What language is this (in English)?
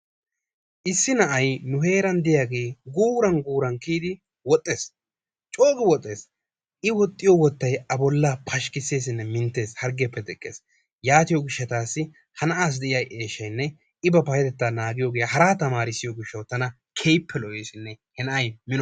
Wolaytta